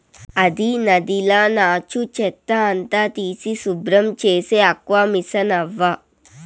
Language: Telugu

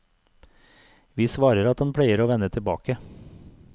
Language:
Norwegian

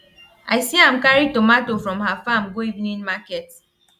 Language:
Nigerian Pidgin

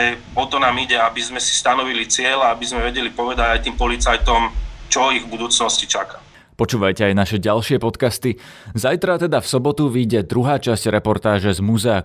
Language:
Slovak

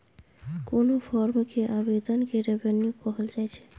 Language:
Maithili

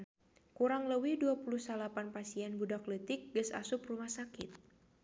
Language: Sundanese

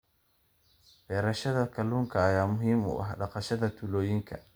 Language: Somali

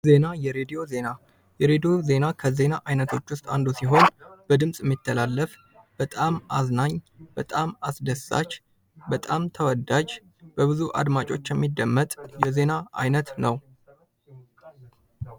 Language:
Amharic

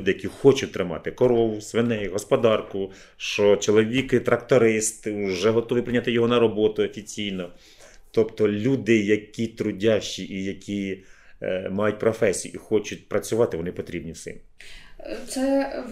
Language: Ukrainian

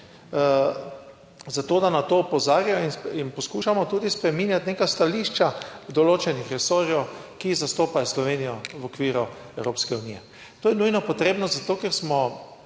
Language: Slovenian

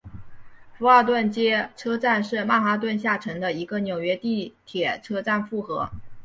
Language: Chinese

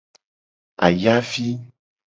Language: Gen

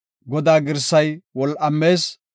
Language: Gofa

